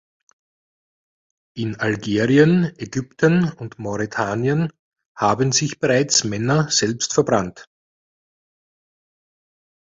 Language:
German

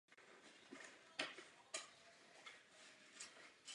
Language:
Czech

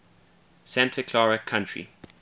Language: English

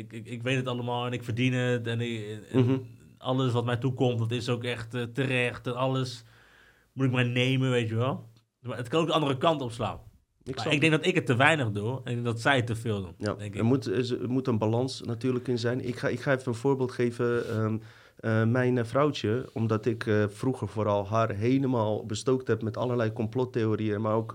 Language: Dutch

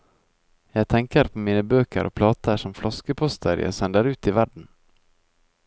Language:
Norwegian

